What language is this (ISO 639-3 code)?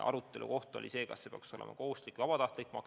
est